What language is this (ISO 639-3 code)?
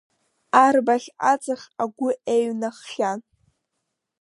abk